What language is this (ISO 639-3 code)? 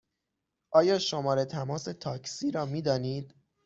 fas